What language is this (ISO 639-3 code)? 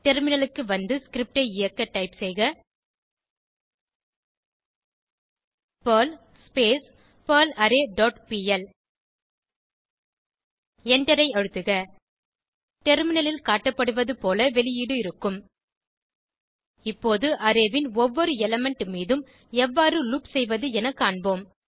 tam